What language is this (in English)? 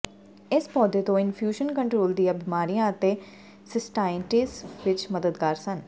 Punjabi